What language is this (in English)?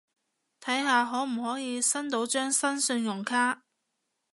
Cantonese